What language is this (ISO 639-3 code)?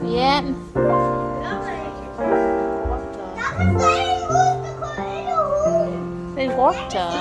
vie